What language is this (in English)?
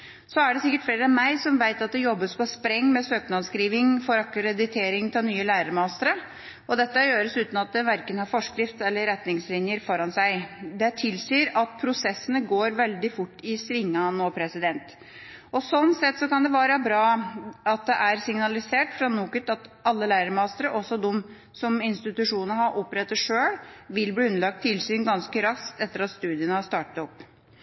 Norwegian Bokmål